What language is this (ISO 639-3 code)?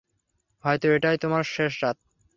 ben